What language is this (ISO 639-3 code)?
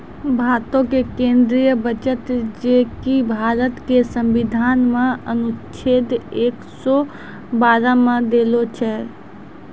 mai